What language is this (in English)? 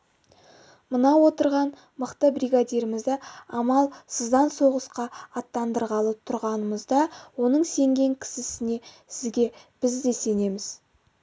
Kazakh